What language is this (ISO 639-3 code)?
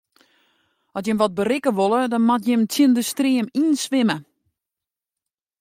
fry